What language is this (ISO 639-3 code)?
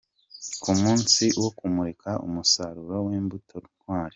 kin